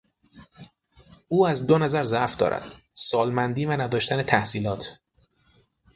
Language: Persian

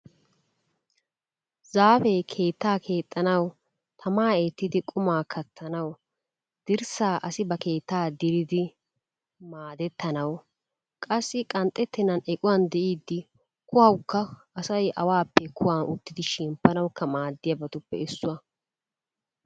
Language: Wolaytta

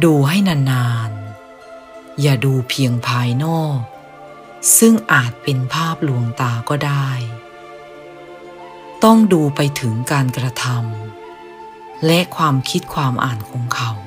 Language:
Thai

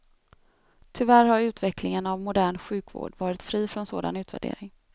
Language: Swedish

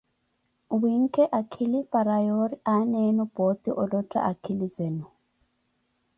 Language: Koti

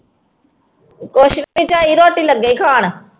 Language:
Punjabi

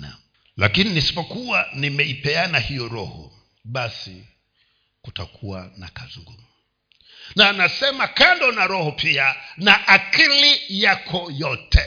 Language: Swahili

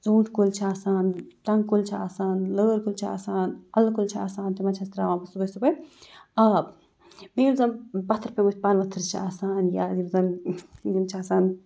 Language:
Kashmiri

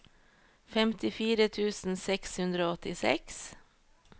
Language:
Norwegian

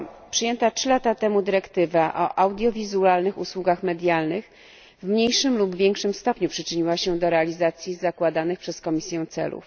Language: Polish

